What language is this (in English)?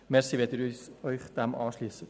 Swiss German